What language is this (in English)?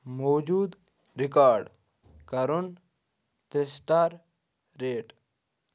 Kashmiri